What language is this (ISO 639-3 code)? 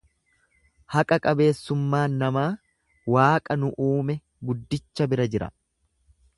orm